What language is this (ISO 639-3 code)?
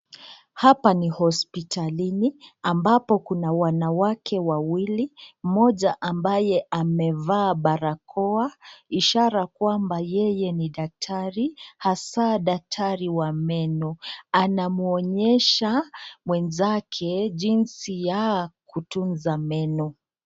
swa